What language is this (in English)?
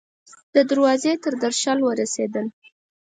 Pashto